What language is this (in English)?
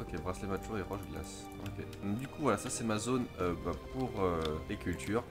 French